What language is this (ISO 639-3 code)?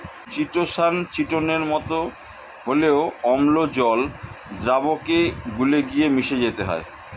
ben